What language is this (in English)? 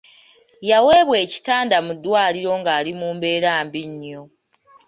Ganda